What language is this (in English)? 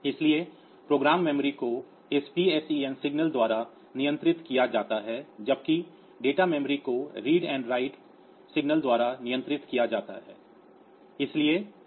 Hindi